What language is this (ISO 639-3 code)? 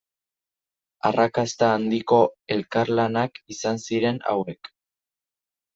eus